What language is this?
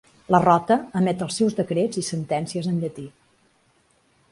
Catalan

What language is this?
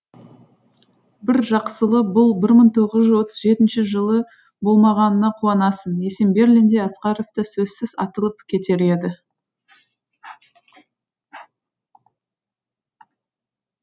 Kazakh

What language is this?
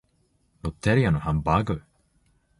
Japanese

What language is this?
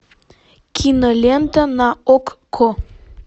Russian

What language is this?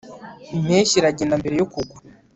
Kinyarwanda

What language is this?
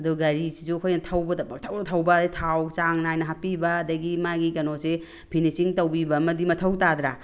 Manipuri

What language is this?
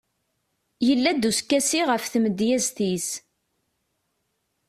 Kabyle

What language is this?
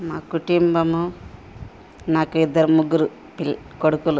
Telugu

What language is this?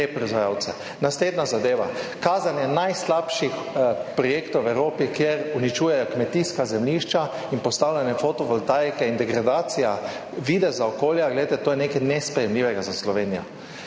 Slovenian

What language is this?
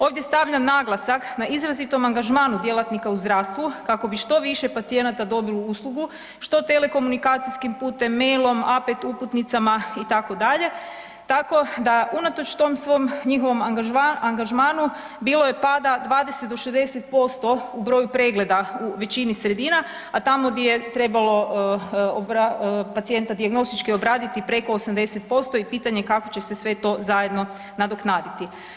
Croatian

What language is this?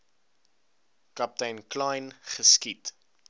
Afrikaans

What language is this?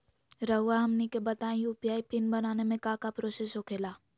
Magahi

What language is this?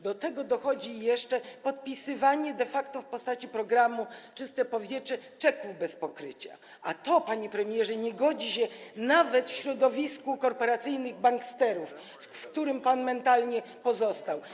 Polish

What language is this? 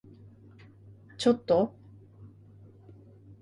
Japanese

